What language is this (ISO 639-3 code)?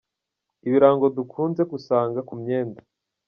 kin